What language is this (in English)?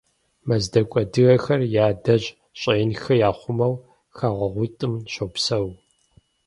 Kabardian